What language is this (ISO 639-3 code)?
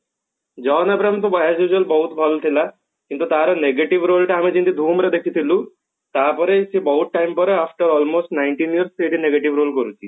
ori